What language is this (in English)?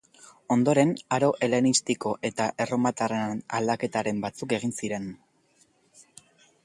Basque